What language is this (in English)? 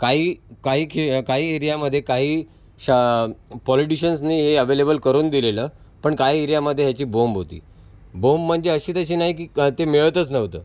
Marathi